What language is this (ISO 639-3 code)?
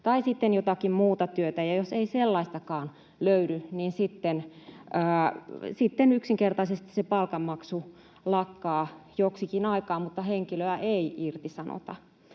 fin